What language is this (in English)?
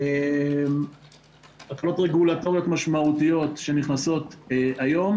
Hebrew